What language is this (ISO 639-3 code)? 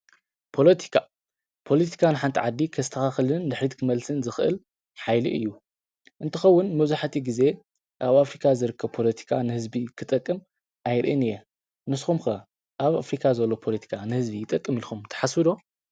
tir